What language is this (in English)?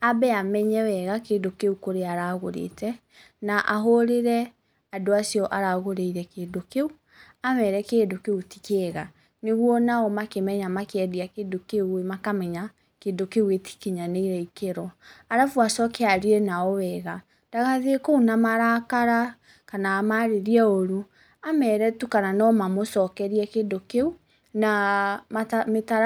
Kikuyu